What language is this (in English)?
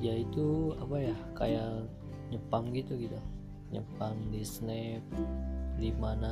Indonesian